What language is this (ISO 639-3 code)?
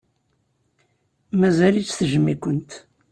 kab